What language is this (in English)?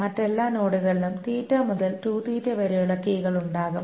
Malayalam